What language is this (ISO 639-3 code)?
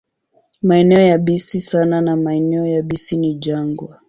swa